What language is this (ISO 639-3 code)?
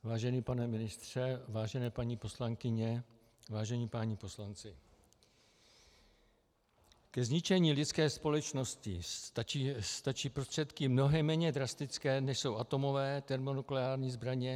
ces